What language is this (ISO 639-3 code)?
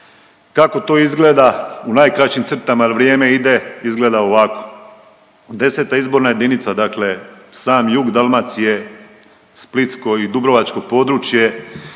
hrv